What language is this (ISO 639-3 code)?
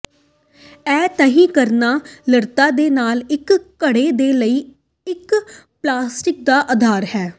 pan